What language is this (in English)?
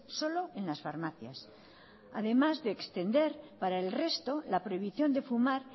Spanish